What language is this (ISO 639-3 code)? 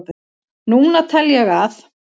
isl